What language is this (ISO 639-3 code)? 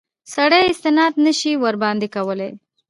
pus